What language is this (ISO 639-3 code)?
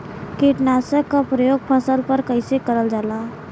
bho